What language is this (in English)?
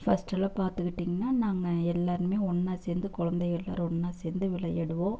Tamil